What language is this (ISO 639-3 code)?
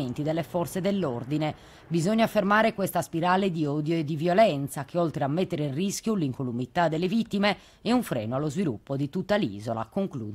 ita